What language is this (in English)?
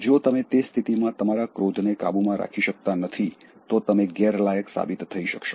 Gujarati